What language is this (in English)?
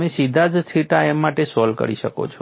Gujarati